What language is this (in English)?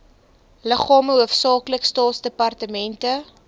Afrikaans